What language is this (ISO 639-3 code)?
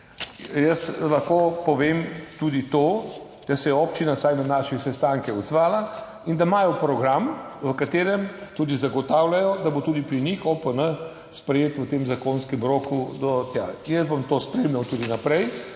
slv